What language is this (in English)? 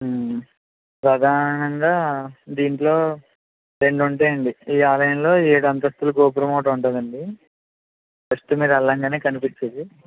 Telugu